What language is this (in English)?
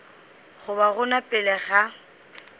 Northern Sotho